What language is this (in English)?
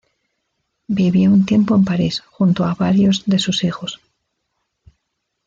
Spanish